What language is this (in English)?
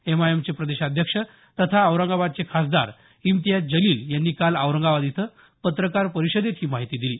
Marathi